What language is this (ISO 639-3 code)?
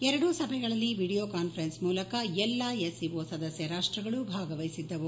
kan